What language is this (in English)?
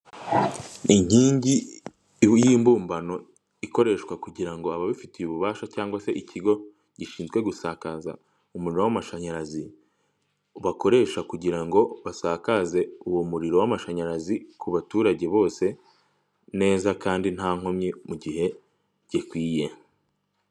Kinyarwanda